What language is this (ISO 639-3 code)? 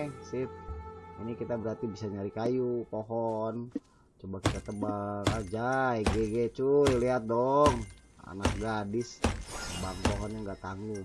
ind